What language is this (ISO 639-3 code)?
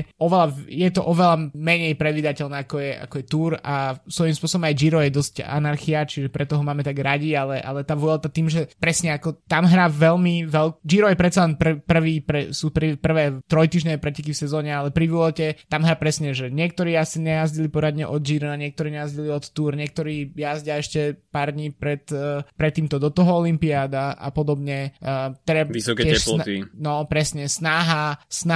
slk